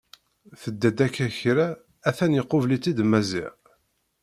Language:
Kabyle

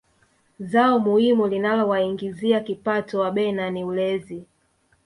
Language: Swahili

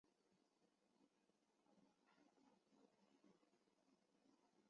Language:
Chinese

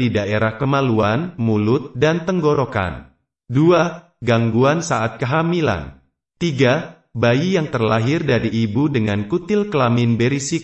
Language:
Indonesian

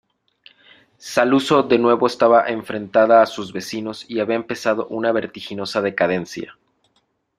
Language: Spanish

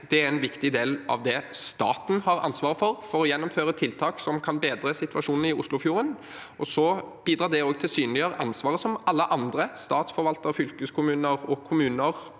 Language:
Norwegian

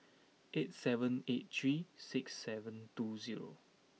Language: English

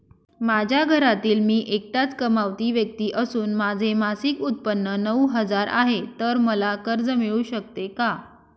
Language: Marathi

